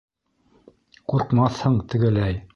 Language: Bashkir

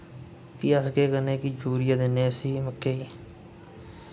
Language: Dogri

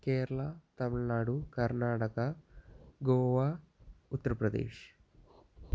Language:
Malayalam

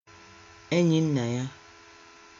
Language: Igbo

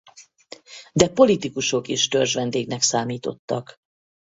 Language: Hungarian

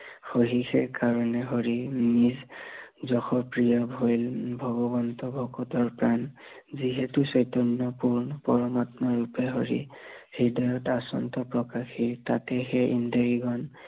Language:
Assamese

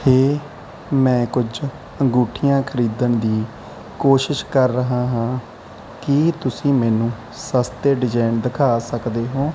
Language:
Punjabi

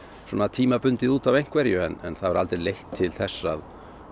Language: Icelandic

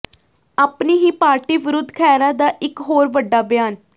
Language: Punjabi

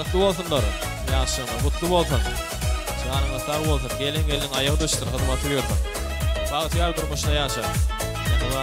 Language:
Arabic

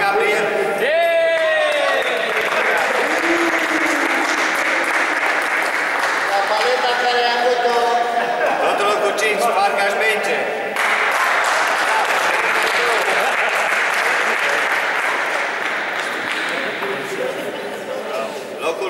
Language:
Greek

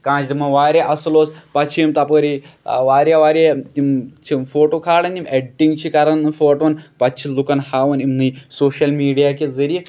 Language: Kashmiri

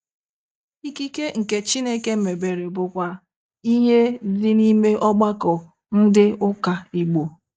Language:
Igbo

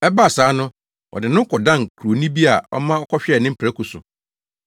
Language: Akan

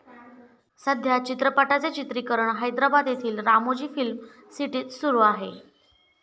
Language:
Marathi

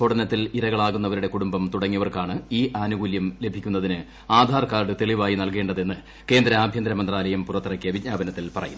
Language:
Malayalam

